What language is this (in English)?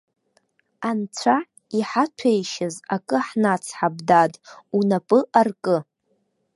Abkhazian